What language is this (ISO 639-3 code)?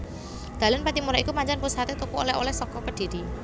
jav